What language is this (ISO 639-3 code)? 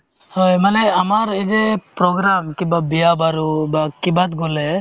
asm